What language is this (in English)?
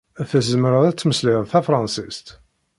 Kabyle